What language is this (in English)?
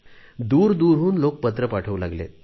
Marathi